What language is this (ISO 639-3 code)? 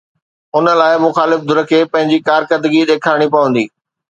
snd